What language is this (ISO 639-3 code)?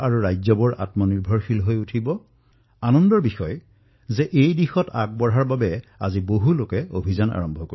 asm